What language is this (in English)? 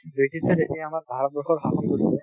Assamese